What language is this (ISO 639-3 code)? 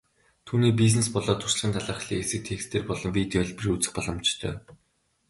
mon